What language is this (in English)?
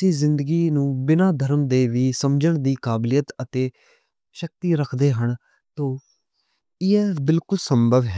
Western Panjabi